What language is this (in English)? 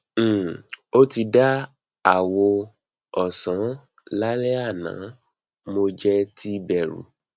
Yoruba